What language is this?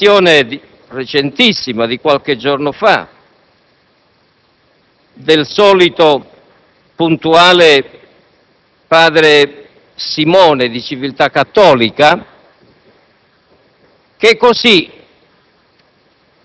Italian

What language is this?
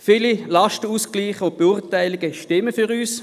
Swiss German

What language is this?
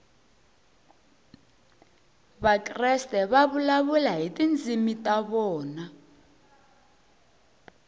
Tsonga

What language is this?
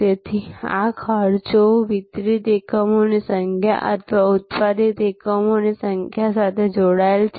Gujarati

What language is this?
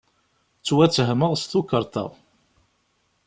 Kabyle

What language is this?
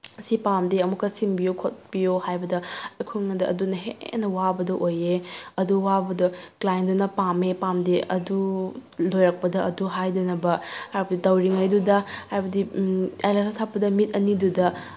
Manipuri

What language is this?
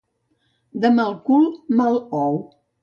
Catalan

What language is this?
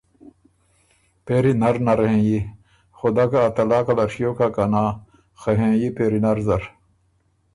Ormuri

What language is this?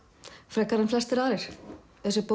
Icelandic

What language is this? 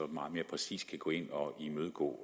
Danish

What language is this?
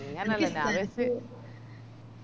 Malayalam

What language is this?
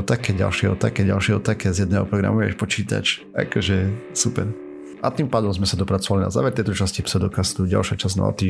Slovak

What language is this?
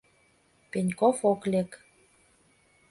Mari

